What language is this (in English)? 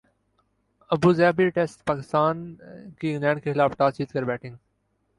Urdu